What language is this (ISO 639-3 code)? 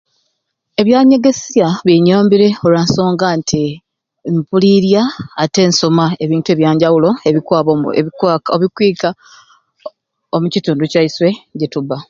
ruc